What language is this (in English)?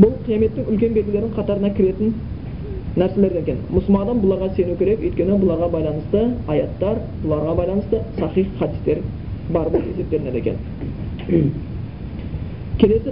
Bulgarian